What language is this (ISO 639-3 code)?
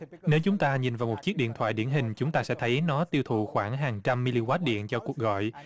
vie